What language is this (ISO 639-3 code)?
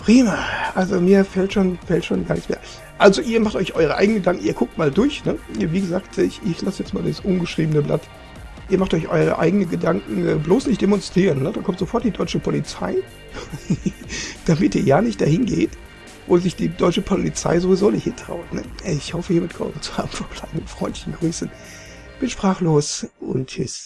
deu